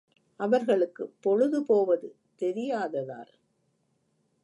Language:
Tamil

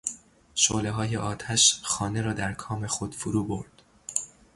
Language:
Persian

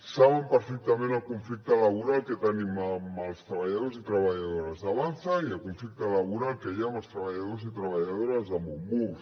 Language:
Catalan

